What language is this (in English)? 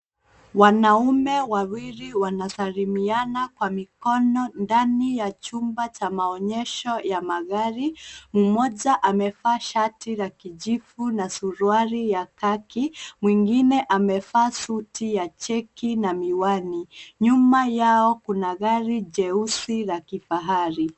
Swahili